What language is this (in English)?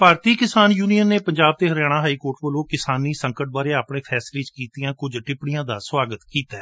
Punjabi